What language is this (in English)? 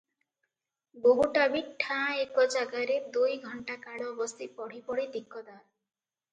Odia